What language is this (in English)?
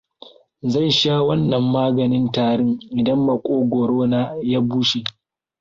Hausa